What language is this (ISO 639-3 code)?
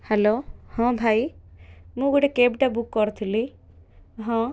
ori